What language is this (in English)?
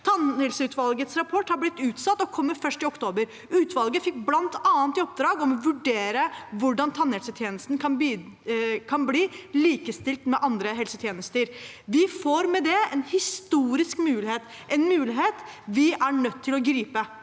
Norwegian